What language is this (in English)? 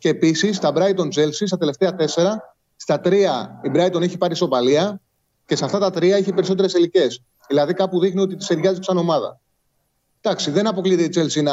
Greek